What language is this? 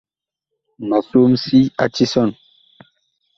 Bakoko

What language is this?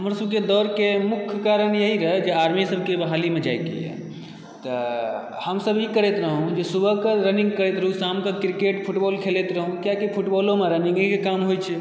Maithili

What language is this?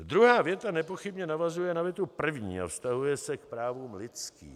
Czech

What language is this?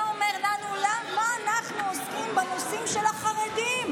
Hebrew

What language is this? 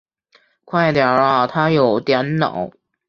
Chinese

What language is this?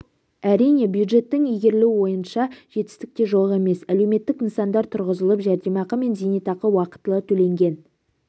Kazakh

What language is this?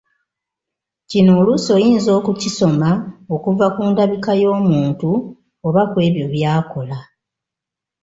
Ganda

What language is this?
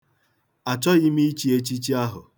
Igbo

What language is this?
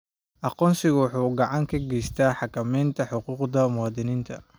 Somali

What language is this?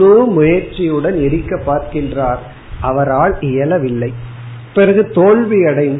Tamil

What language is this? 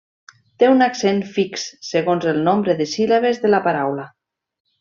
Catalan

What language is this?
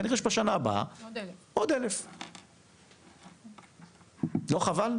Hebrew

